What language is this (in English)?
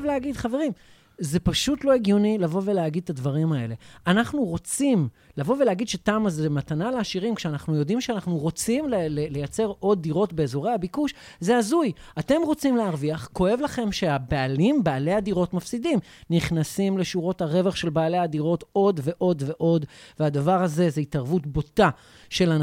Hebrew